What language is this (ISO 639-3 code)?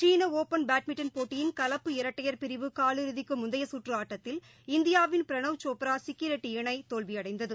tam